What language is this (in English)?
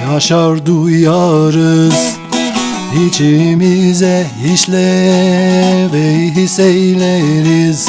Turkish